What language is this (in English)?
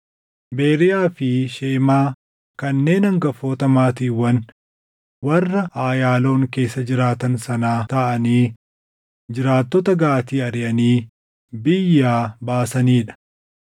Oromo